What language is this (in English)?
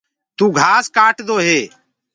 Gurgula